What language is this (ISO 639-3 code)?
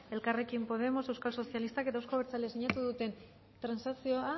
eus